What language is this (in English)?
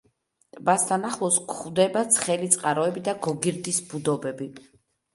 Georgian